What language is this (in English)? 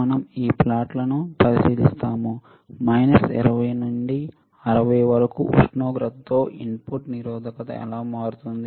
Telugu